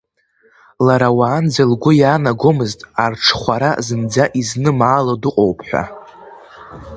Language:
Abkhazian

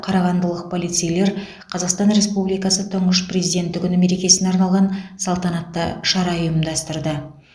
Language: Kazakh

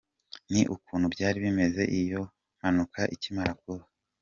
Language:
Kinyarwanda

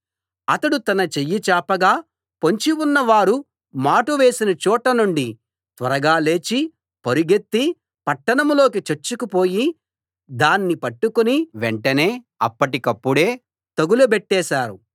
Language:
Telugu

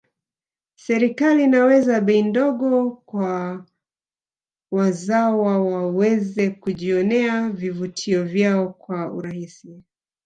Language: Swahili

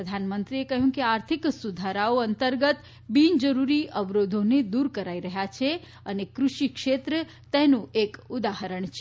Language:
Gujarati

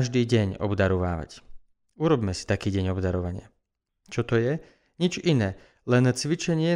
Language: Slovak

